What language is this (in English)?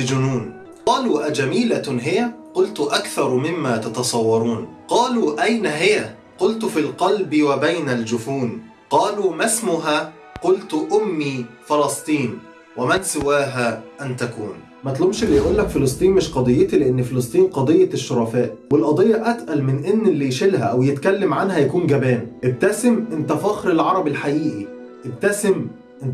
Arabic